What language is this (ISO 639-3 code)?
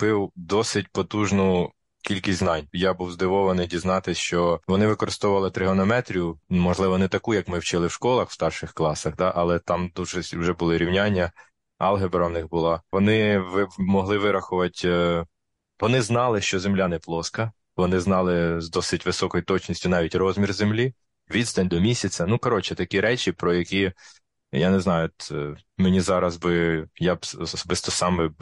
ukr